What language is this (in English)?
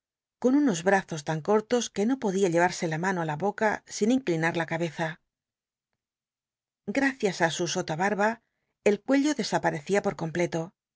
Spanish